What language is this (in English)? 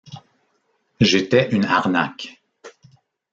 French